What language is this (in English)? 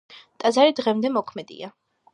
Georgian